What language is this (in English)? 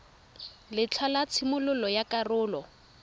Tswana